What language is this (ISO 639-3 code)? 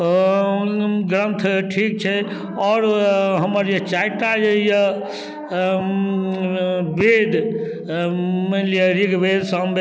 mai